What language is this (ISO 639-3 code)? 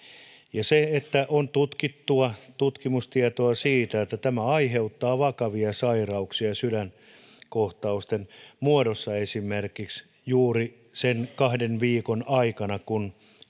fin